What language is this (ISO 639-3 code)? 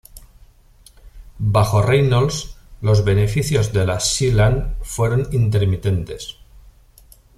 spa